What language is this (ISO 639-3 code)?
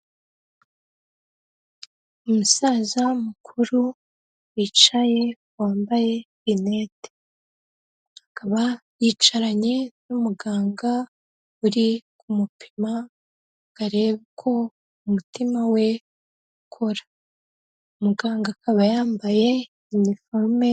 kin